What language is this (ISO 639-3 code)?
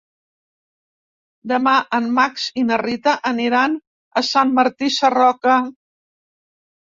cat